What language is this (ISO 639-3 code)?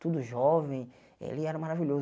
por